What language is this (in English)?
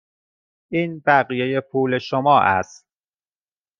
Persian